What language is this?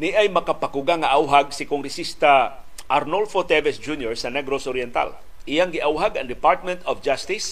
Filipino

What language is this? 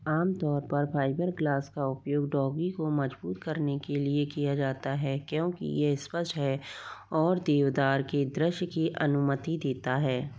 Hindi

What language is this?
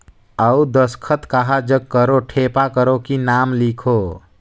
Chhattisgarhi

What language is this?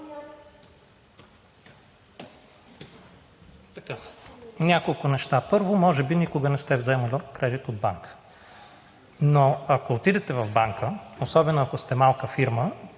Bulgarian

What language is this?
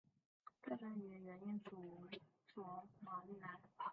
Chinese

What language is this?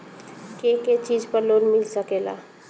Bhojpuri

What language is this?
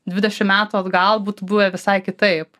Lithuanian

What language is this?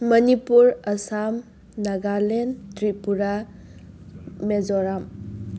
Manipuri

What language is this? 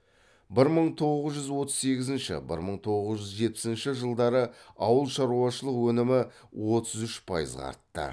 Kazakh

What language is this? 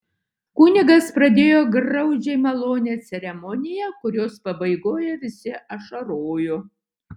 Lithuanian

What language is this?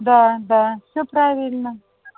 Russian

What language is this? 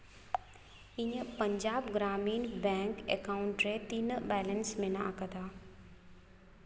Santali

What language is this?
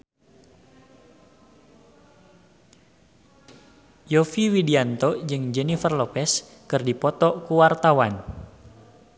Sundanese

